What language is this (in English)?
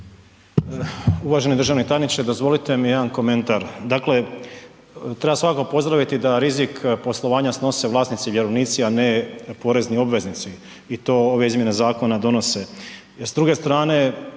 Croatian